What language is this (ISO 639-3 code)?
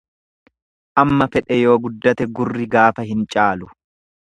orm